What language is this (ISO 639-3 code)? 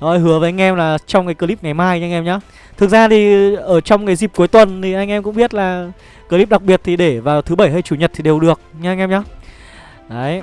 vie